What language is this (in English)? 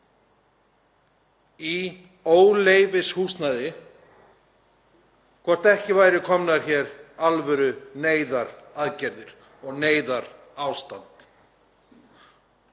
Icelandic